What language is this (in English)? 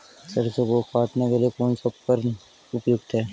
Hindi